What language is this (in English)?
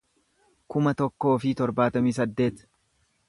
Oromo